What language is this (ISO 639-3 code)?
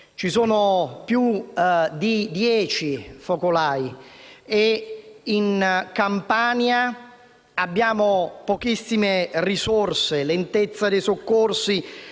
ita